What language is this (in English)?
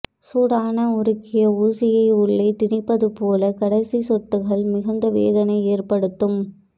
Tamil